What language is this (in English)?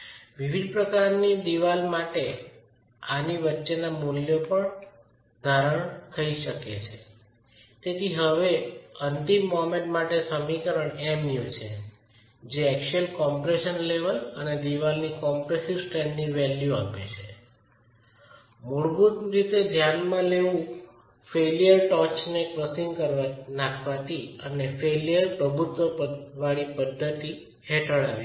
Gujarati